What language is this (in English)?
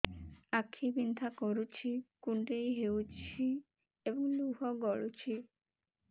Odia